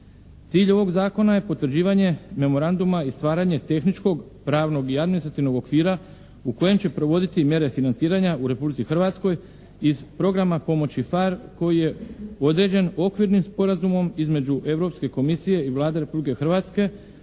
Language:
Croatian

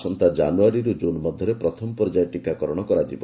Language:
Odia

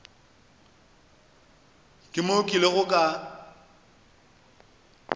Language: Northern Sotho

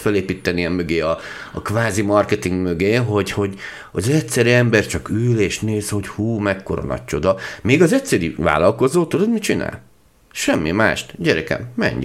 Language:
Hungarian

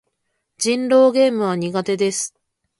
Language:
Japanese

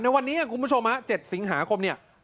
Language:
Thai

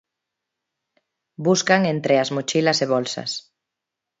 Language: Galician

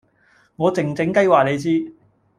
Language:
Cantonese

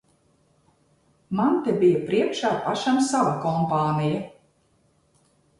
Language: Latvian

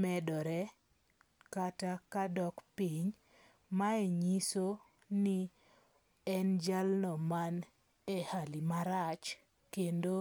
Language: Luo (Kenya and Tanzania)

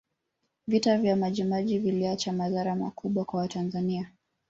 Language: Swahili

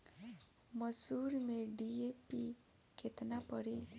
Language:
Bhojpuri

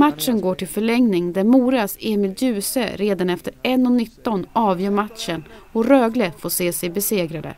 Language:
Swedish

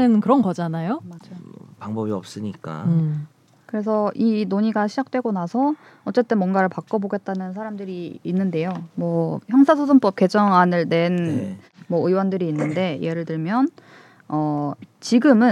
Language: Korean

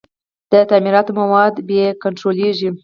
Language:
Pashto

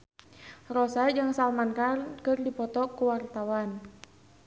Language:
Sundanese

